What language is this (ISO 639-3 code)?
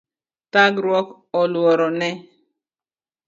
luo